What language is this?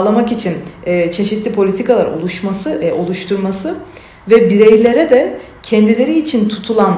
Turkish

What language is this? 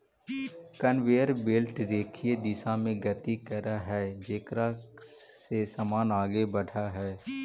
Magahi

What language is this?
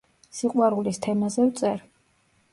Georgian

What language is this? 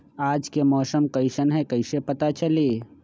Magahi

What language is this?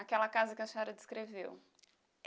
Portuguese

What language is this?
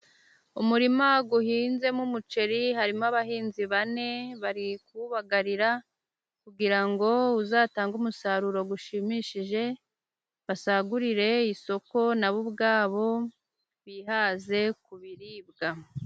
Kinyarwanda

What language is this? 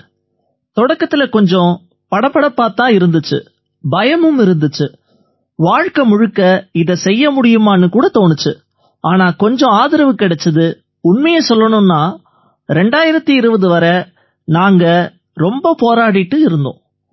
Tamil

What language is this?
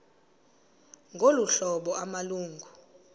Xhosa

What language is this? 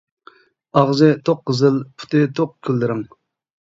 Uyghur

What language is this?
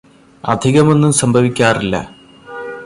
Malayalam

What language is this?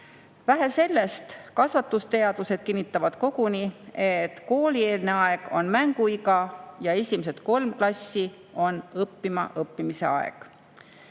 Estonian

